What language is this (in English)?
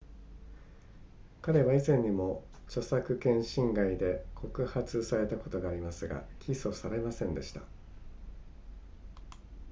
Japanese